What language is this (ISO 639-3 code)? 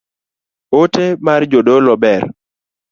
luo